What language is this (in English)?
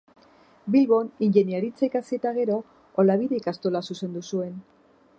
Basque